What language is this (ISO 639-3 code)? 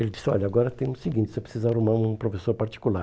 por